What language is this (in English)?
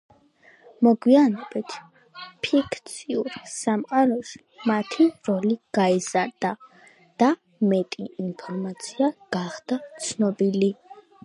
Georgian